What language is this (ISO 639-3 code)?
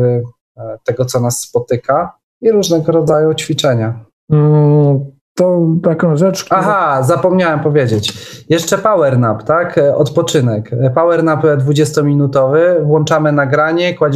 pol